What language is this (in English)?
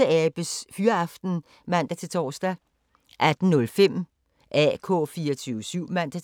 Danish